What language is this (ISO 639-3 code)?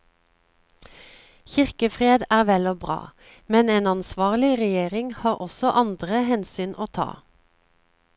nor